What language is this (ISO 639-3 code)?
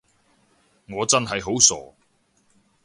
yue